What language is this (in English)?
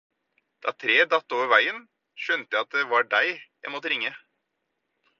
Norwegian Bokmål